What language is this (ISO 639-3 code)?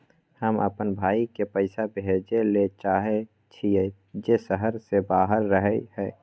mai